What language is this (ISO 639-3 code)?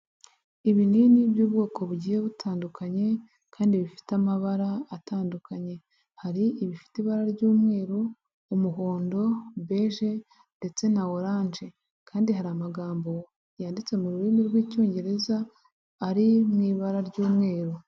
kin